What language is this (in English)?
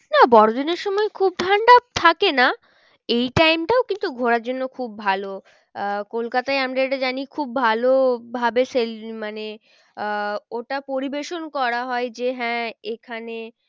Bangla